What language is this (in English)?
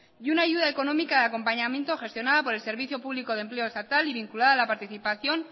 Spanish